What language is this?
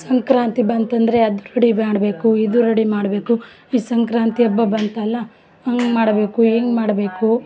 Kannada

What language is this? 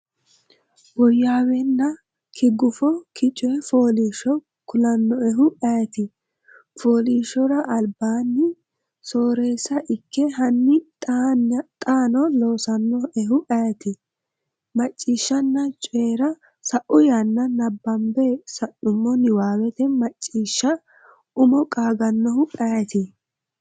Sidamo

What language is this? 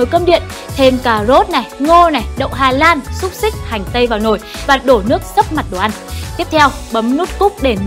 Vietnamese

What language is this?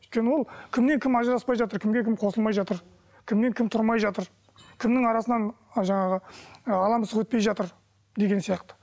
Kazakh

